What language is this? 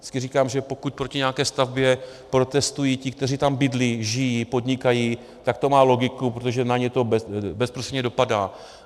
Czech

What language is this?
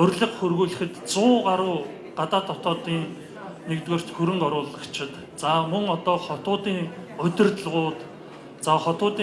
Korean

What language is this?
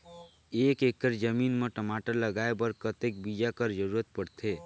Chhattisgarhi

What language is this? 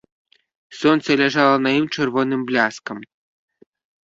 Belarusian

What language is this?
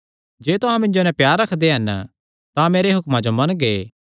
Kangri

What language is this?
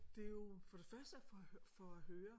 Danish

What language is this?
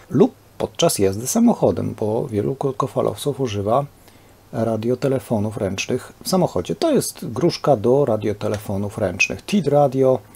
Polish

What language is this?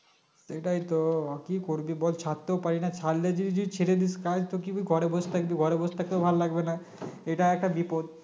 Bangla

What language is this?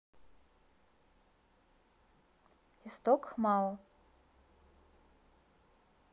Russian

